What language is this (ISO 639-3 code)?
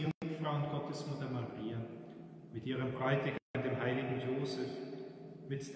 deu